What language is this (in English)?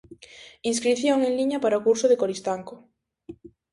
Galician